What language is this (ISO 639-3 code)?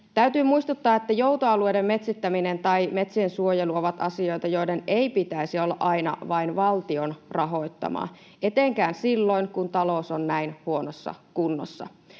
fin